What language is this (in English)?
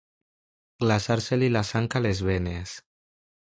Catalan